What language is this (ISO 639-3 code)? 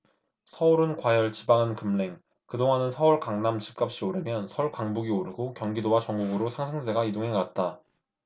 kor